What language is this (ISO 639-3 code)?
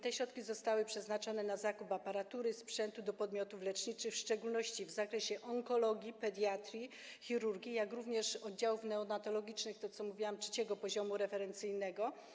pol